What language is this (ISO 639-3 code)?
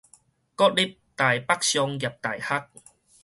nan